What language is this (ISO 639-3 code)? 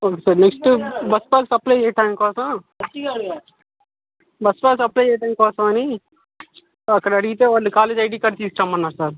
tel